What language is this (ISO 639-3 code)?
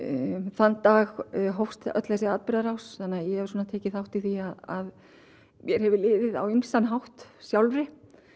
isl